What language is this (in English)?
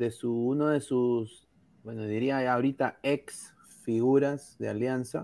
Spanish